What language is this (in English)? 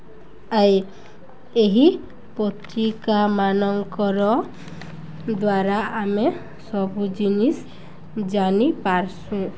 Odia